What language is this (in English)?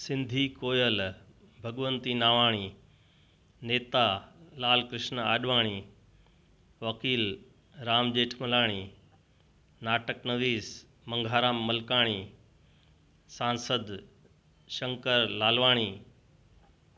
Sindhi